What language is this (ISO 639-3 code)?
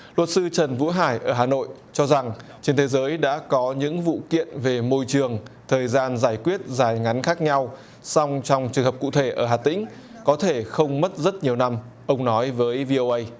vie